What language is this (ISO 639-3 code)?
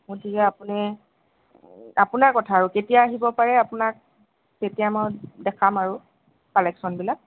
asm